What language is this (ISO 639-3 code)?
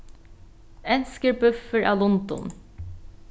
fao